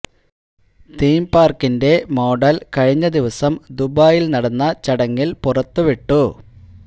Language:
Malayalam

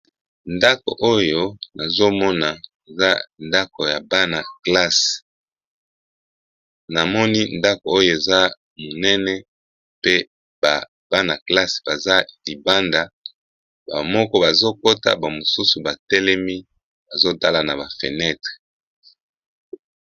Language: Lingala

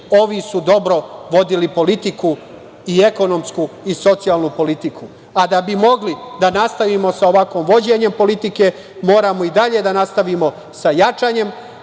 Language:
Serbian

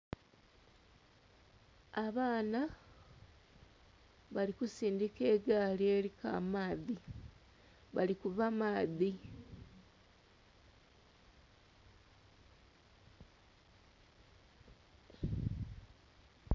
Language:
Soga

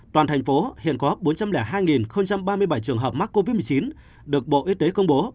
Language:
Vietnamese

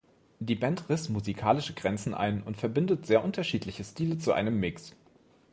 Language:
German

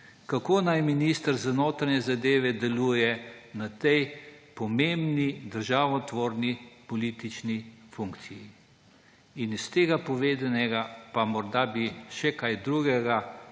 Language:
Slovenian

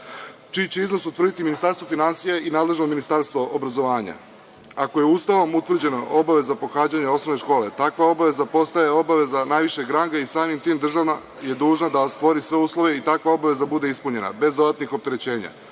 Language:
Serbian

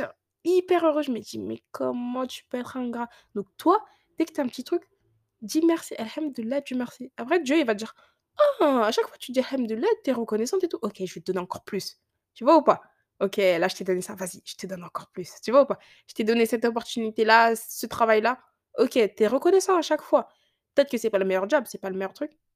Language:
French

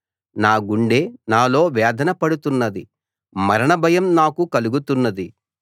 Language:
Telugu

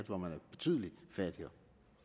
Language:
Danish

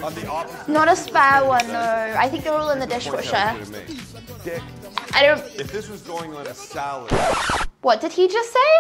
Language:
English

